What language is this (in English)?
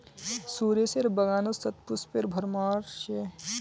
Magahi